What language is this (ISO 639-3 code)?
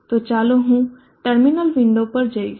guj